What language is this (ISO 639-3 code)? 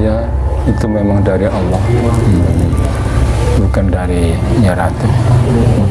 ind